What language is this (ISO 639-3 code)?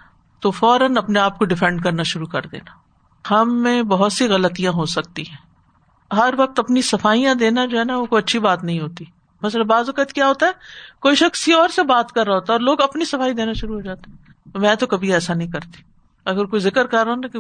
urd